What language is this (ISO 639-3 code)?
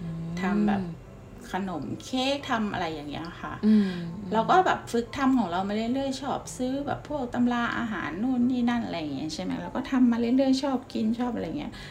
tha